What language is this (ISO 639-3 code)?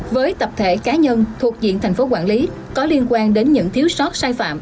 vie